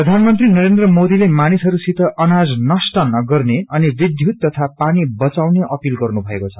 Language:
Nepali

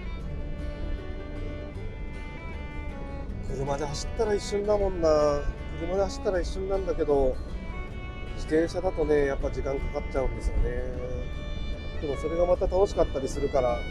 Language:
Japanese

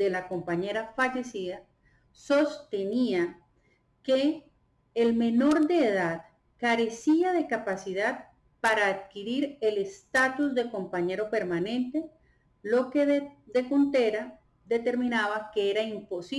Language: Spanish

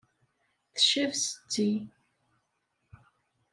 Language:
Kabyle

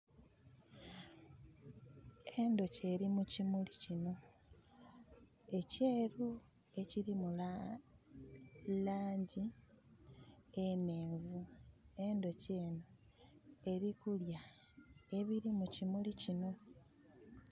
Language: Soga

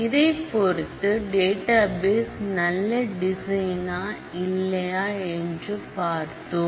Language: Tamil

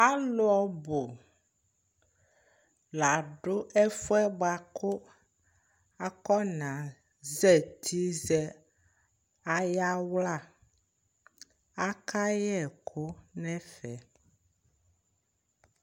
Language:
Ikposo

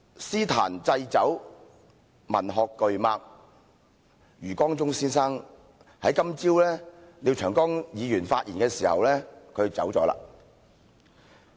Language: Cantonese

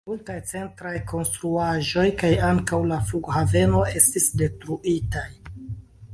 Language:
Esperanto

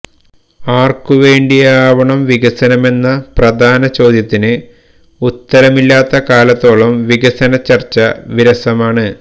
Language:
Malayalam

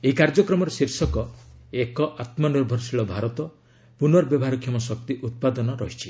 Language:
Odia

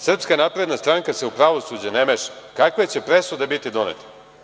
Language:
Serbian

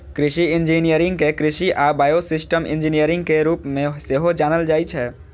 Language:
Maithili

